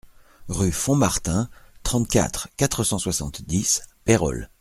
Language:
French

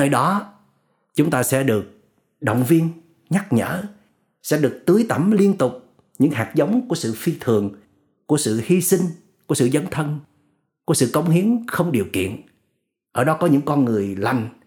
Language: Vietnamese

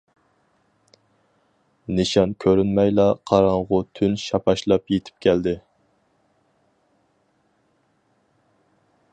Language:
Uyghur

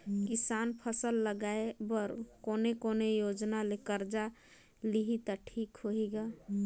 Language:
Chhattisgarhi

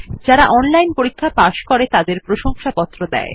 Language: Bangla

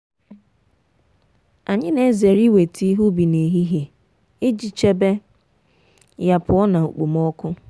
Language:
Igbo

